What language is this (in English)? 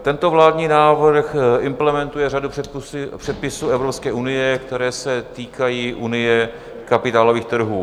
Czech